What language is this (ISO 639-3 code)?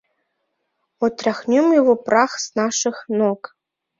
chm